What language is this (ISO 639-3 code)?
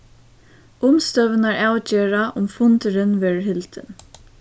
fao